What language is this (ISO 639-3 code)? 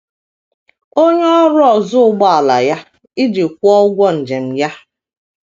ibo